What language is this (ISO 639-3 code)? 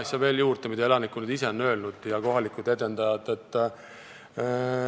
est